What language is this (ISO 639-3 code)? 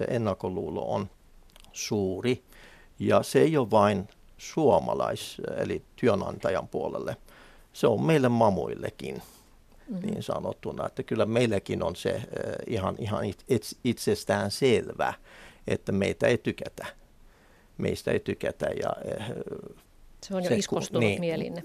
fin